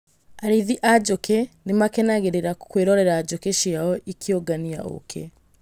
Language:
Kikuyu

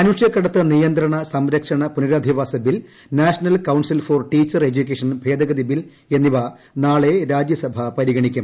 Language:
Malayalam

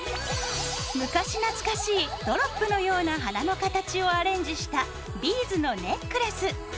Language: Japanese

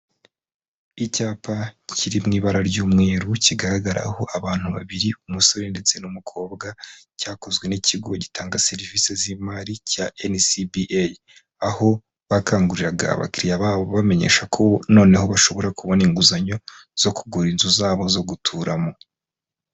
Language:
Kinyarwanda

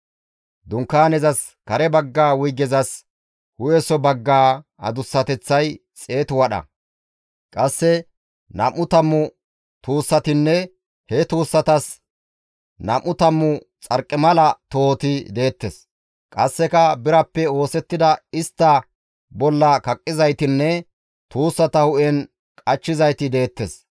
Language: Gamo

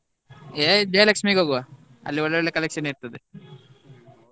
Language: Kannada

